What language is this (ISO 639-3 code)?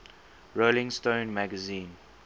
eng